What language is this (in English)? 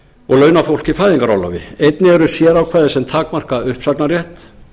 Icelandic